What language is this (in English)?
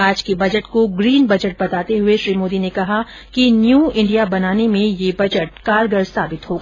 Hindi